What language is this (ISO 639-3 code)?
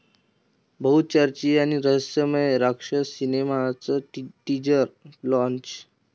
mar